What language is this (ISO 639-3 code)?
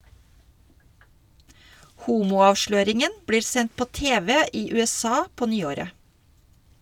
nor